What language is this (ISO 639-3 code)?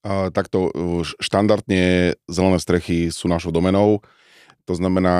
slk